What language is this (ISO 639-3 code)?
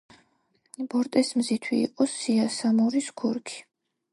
kat